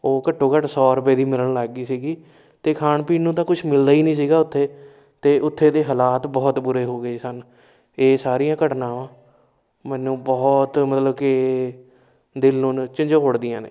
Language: Punjabi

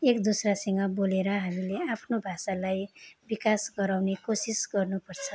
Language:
Nepali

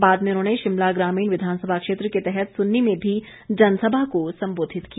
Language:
Hindi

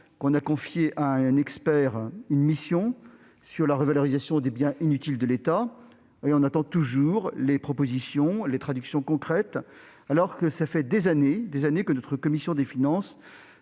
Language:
French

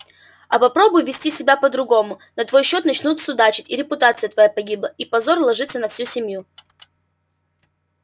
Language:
Russian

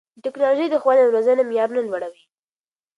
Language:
Pashto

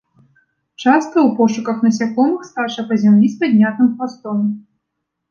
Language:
Belarusian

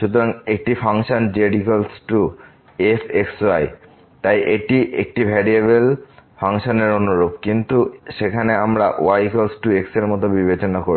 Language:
Bangla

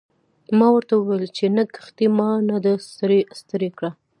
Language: Pashto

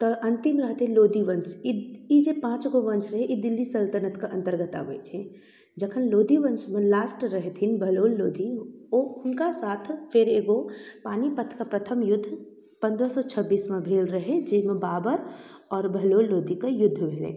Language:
Maithili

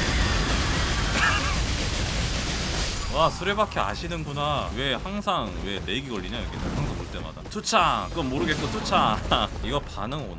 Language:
Korean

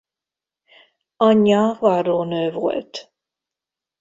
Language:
Hungarian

